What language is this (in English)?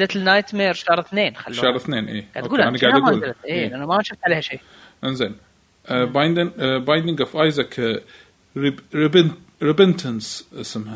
Arabic